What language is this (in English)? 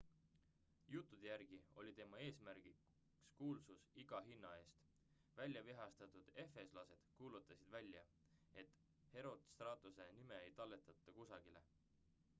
Estonian